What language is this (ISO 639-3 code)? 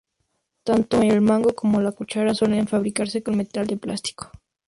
spa